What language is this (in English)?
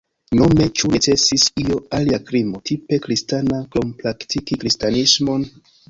Esperanto